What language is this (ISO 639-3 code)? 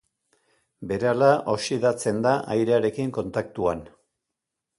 eus